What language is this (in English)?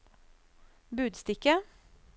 Norwegian